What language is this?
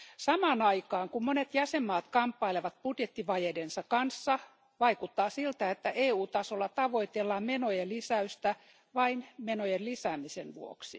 Finnish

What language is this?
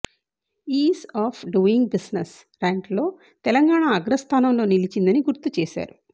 Telugu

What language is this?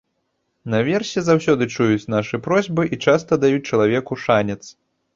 Belarusian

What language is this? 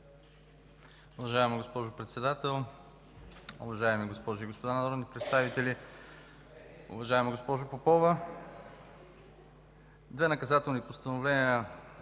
Bulgarian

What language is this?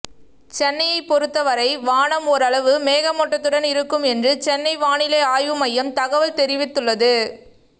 Tamil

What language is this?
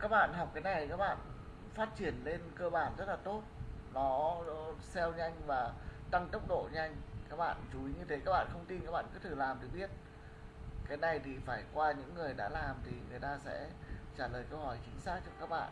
Vietnamese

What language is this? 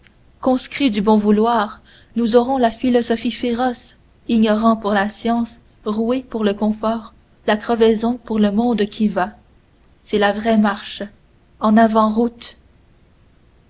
French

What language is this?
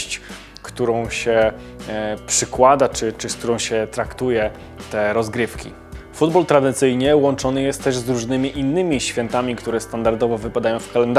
Polish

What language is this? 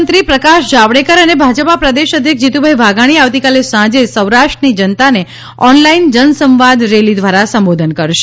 Gujarati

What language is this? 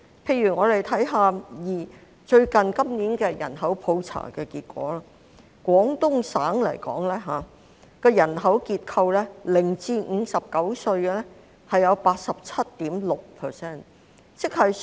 Cantonese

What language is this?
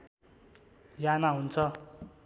Nepali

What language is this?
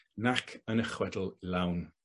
Welsh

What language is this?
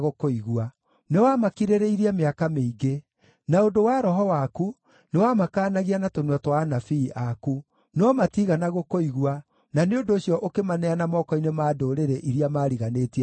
Kikuyu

